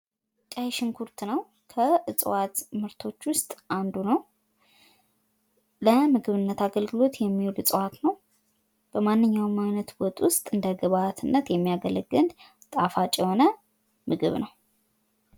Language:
Amharic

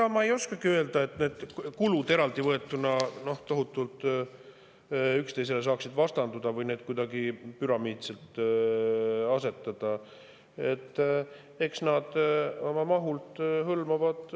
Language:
Estonian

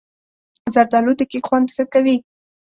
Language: Pashto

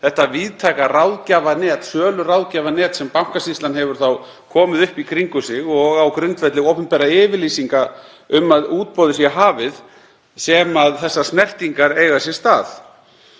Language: Icelandic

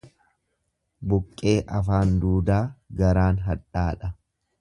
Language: Oromo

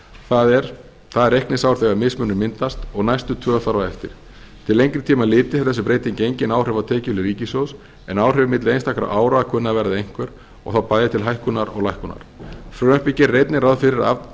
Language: Icelandic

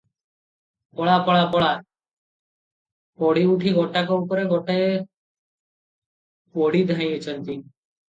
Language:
Odia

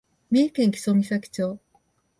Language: Japanese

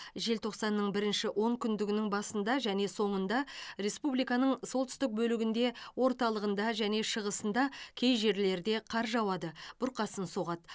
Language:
Kazakh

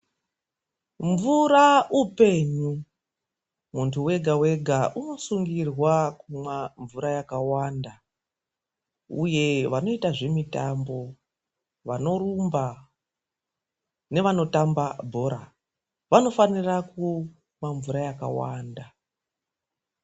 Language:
Ndau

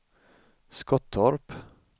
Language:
Swedish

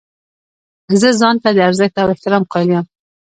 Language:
Pashto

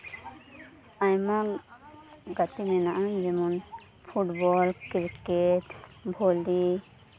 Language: Santali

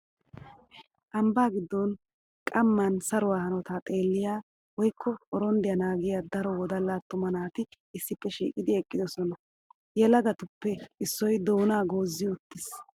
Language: Wolaytta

